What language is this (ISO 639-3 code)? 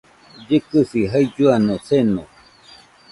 hux